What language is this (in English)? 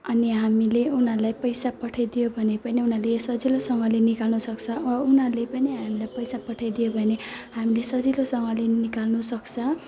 Nepali